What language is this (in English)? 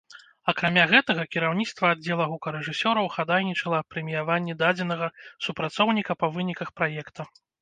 Belarusian